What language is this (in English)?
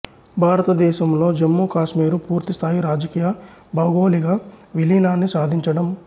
Telugu